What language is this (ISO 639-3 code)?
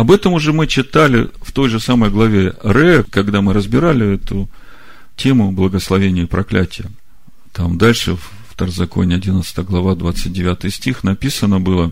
rus